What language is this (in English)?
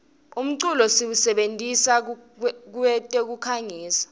Swati